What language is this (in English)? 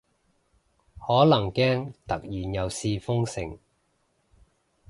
Cantonese